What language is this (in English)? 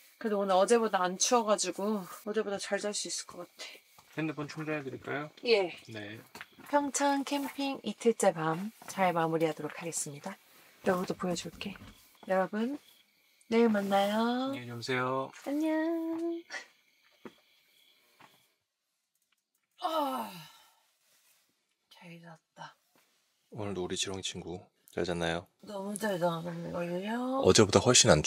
Korean